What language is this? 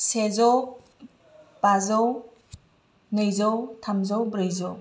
Bodo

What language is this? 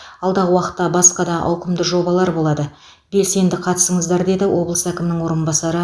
Kazakh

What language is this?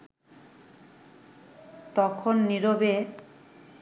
Bangla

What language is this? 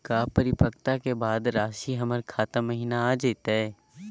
Magahi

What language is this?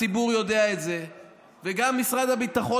Hebrew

